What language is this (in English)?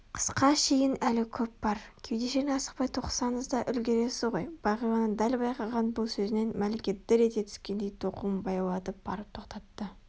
Kazakh